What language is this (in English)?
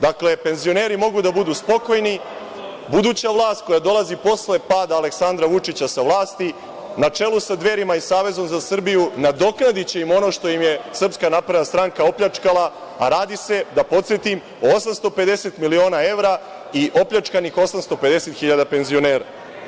Serbian